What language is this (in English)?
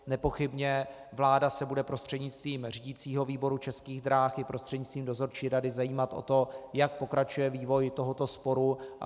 Czech